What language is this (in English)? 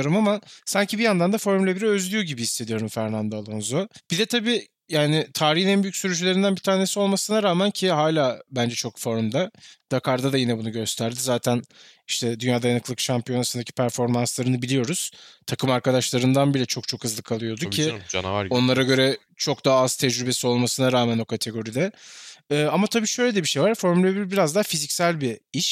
Turkish